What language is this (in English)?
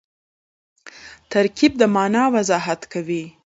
Pashto